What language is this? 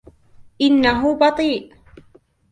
Arabic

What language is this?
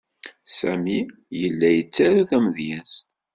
Kabyle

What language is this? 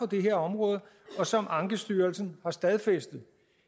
Danish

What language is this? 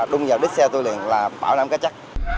Vietnamese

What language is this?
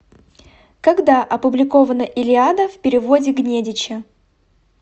Russian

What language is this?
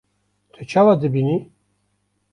Kurdish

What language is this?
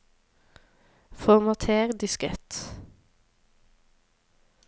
Norwegian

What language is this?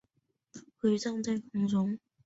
Chinese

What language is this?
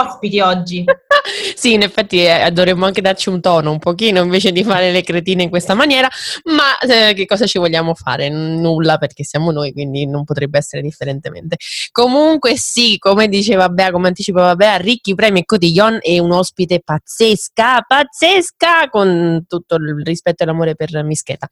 Italian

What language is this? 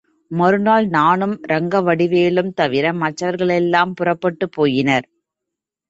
Tamil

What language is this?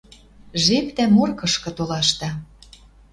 Western Mari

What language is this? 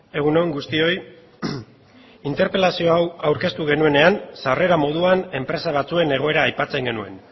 Basque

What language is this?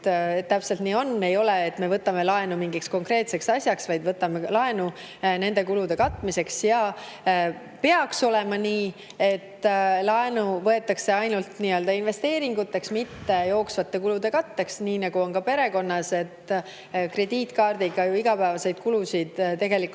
Estonian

